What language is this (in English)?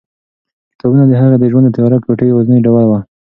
Pashto